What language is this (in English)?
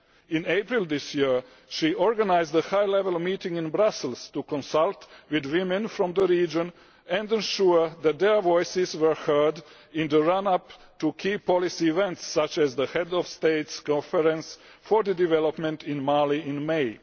English